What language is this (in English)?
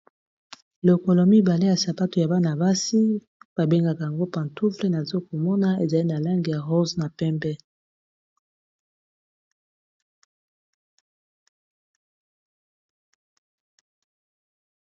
Lingala